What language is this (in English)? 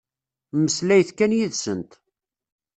Kabyle